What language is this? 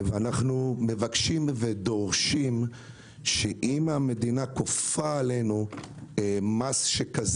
Hebrew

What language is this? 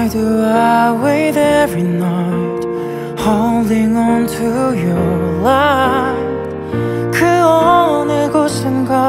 Korean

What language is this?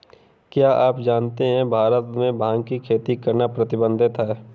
Hindi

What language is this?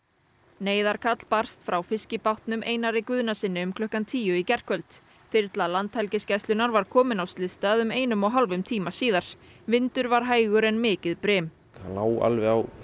Icelandic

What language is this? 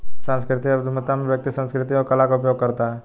Hindi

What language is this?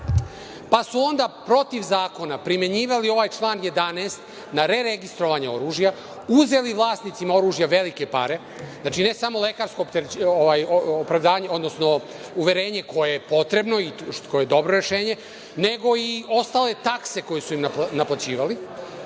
Serbian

